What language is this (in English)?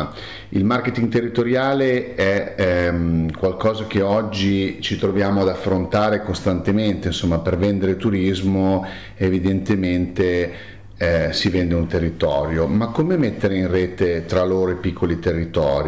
Italian